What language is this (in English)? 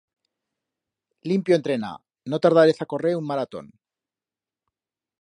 Aragonese